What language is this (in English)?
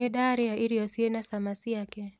Kikuyu